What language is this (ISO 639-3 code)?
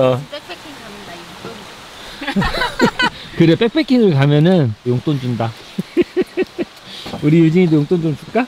kor